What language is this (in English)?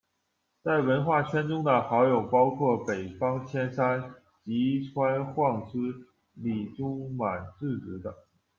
Chinese